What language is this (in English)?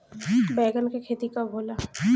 Bhojpuri